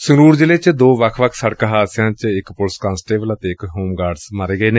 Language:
Punjabi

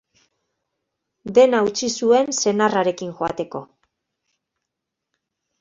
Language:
Basque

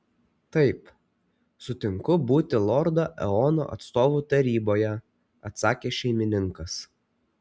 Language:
Lithuanian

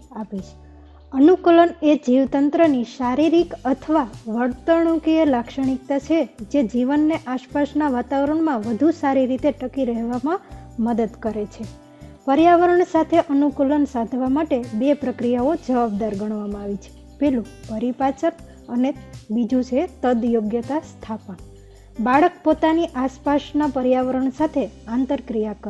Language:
Gujarati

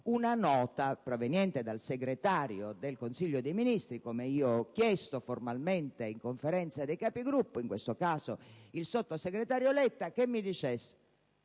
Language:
Italian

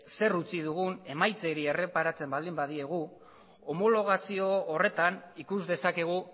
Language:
Basque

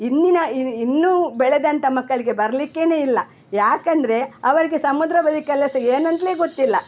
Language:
Kannada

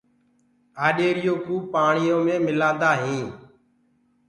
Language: Gurgula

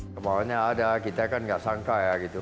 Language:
Indonesian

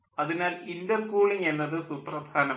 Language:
Malayalam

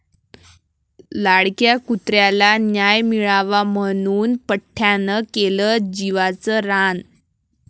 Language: Marathi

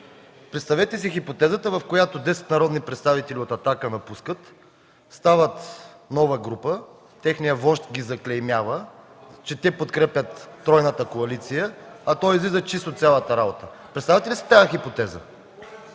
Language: Bulgarian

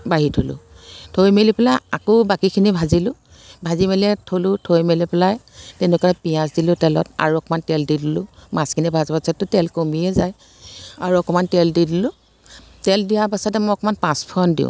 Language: Assamese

